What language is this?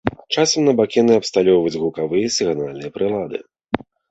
Belarusian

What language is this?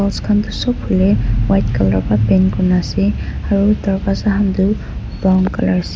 Naga Pidgin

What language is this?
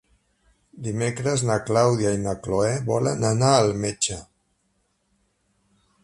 Catalan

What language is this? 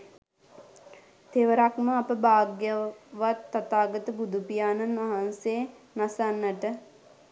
Sinhala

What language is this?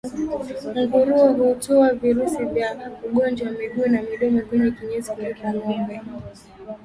Swahili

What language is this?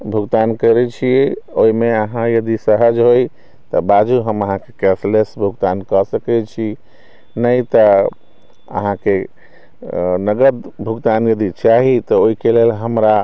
Maithili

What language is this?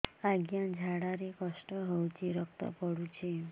Odia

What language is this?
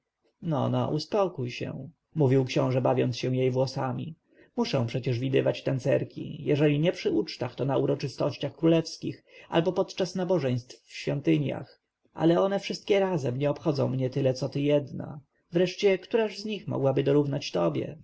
Polish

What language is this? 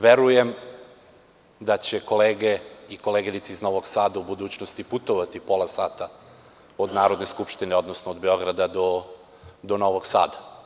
Serbian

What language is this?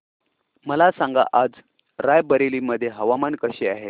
Marathi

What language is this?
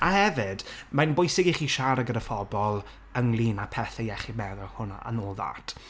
Welsh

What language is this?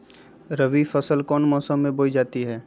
Magahi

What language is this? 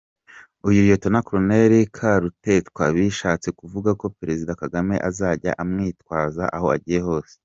Kinyarwanda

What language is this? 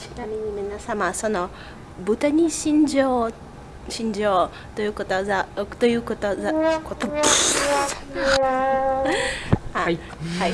Japanese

